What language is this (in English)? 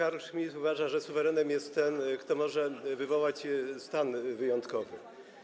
Polish